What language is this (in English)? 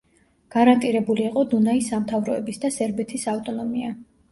Georgian